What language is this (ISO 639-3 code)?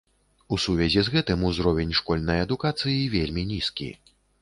bel